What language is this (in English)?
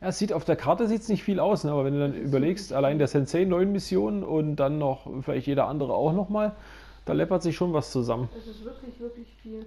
German